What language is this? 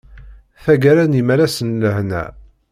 Kabyle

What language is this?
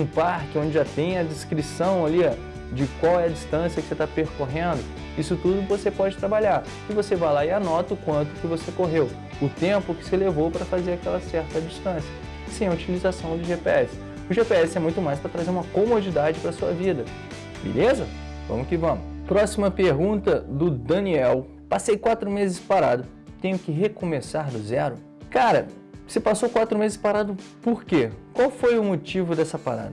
Portuguese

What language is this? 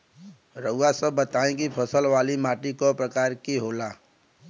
Bhojpuri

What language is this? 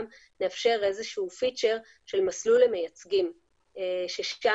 Hebrew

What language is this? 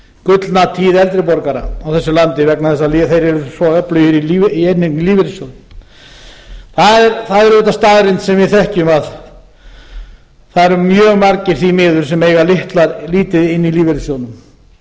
Icelandic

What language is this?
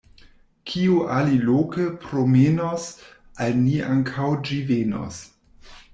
Esperanto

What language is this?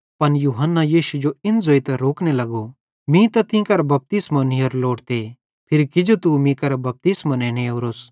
Bhadrawahi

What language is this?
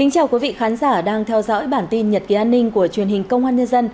Vietnamese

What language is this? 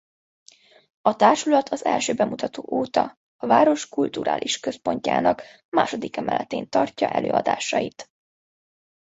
Hungarian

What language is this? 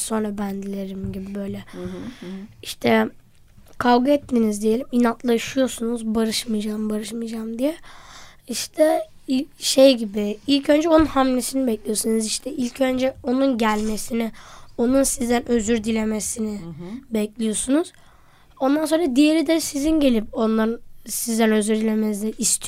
Turkish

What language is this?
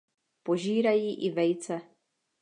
Czech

